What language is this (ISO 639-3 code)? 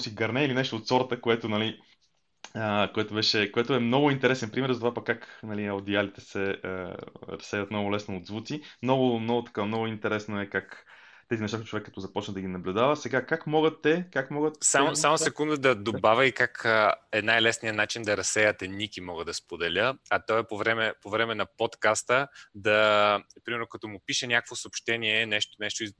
bul